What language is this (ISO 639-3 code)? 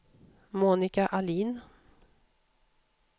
swe